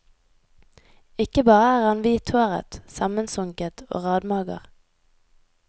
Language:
Norwegian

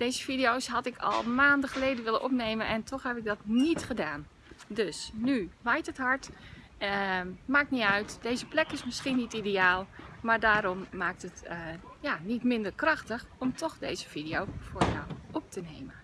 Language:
Dutch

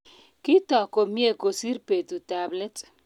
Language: Kalenjin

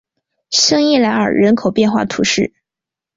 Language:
Chinese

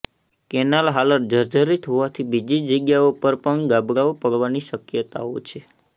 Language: Gujarati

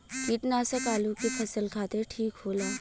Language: Bhojpuri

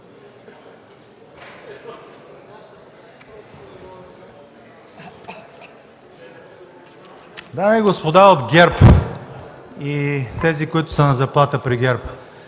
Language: Bulgarian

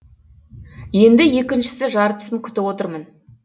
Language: Kazakh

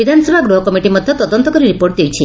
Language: Odia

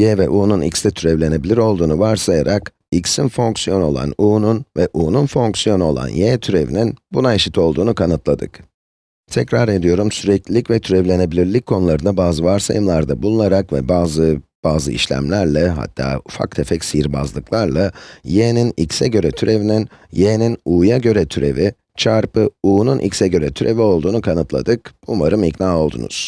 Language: Turkish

